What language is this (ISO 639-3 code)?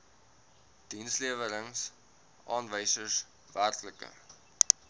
afr